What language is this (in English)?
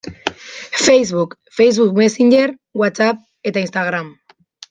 Basque